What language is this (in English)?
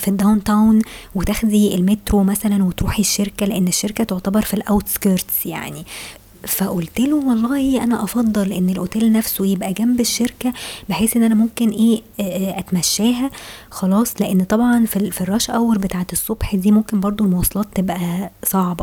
Arabic